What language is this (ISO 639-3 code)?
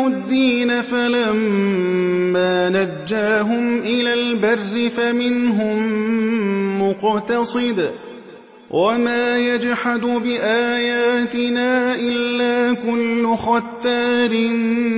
ara